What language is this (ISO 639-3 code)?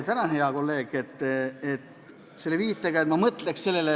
est